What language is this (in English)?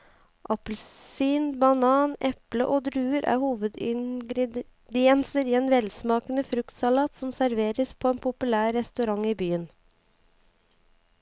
Norwegian